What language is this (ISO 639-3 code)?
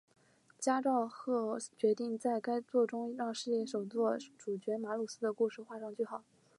zho